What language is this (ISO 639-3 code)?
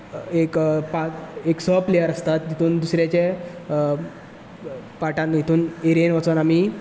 kok